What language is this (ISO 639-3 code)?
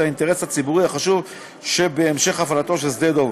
heb